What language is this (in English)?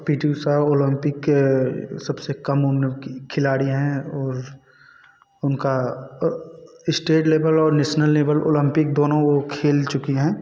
Hindi